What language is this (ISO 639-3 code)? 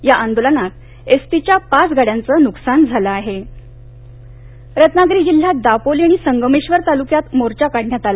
mar